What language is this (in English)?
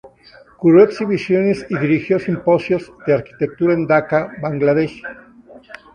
Spanish